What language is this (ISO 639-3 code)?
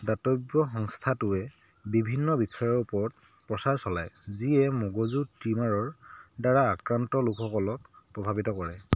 asm